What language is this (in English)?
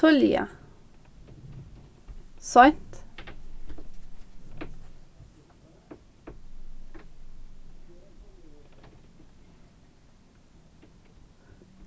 Faroese